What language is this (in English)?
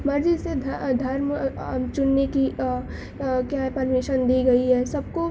Urdu